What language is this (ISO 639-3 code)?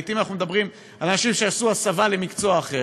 heb